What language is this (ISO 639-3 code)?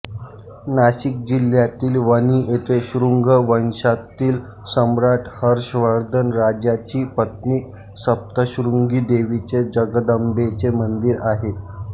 mar